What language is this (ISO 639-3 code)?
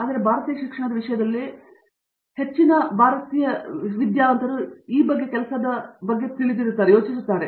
kan